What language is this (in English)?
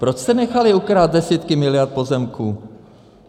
Czech